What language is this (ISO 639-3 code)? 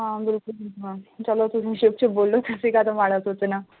pan